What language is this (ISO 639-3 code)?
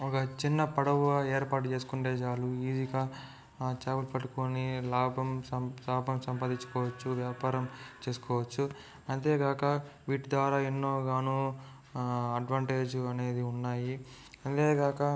tel